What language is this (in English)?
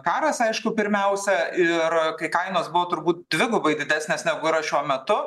Lithuanian